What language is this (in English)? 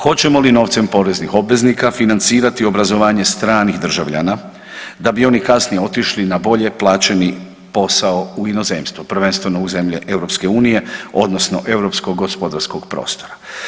Croatian